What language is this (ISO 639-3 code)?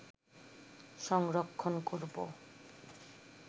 ben